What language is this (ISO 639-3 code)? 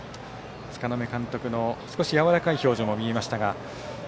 jpn